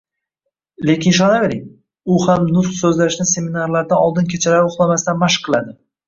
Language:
Uzbek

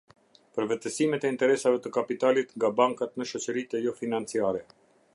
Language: Albanian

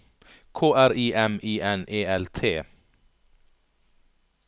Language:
Norwegian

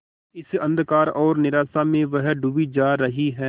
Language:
Hindi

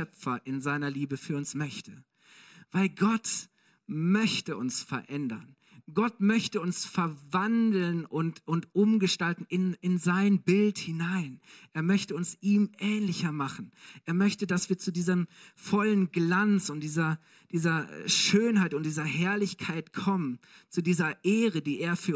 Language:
German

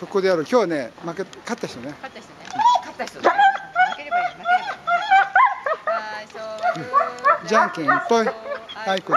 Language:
Japanese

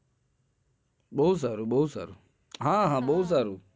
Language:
Gujarati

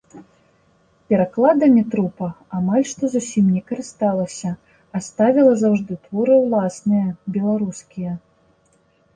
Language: Belarusian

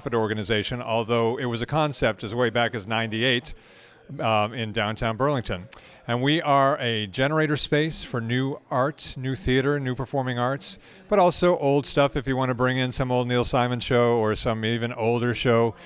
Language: English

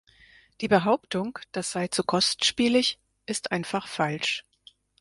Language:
German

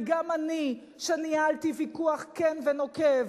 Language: Hebrew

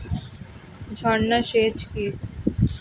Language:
Bangla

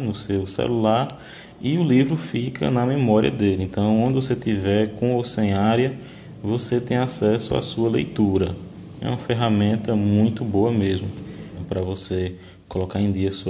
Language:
Portuguese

